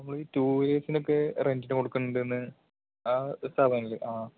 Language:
Malayalam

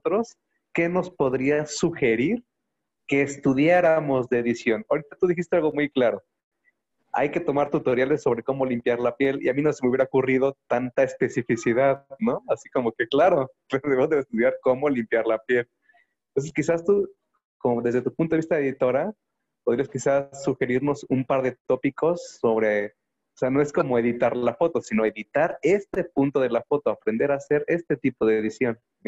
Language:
Spanish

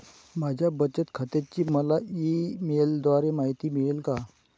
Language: Marathi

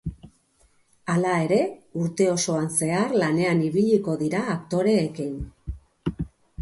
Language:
Basque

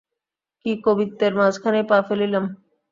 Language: Bangla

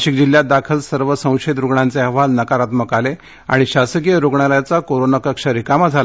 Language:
Marathi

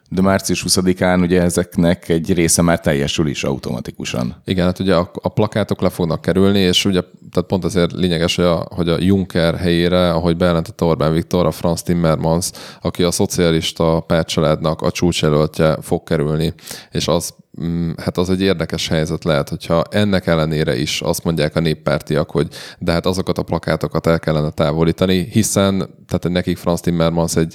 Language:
Hungarian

